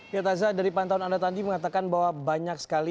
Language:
Indonesian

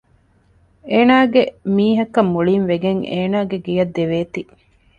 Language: Divehi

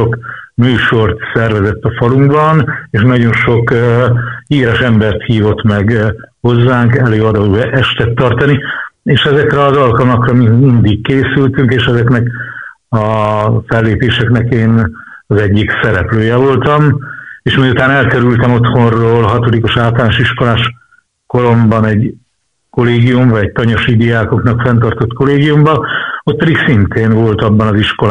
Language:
Hungarian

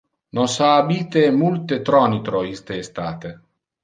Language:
Interlingua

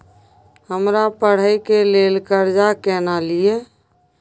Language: Maithili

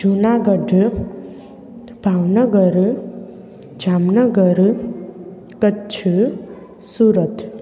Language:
Sindhi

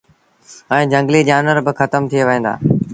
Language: Sindhi Bhil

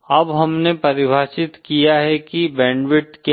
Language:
Hindi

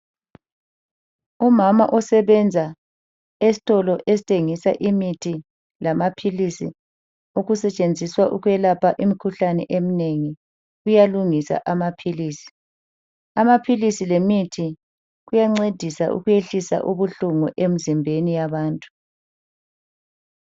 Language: North Ndebele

